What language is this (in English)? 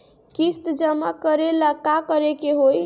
Bhojpuri